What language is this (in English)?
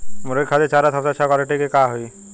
Bhojpuri